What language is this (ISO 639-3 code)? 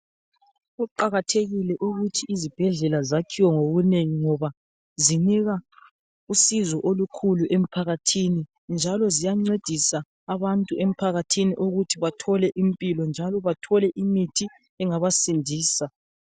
nde